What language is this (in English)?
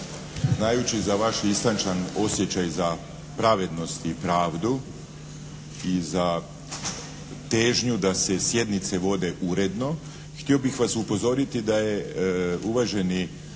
Croatian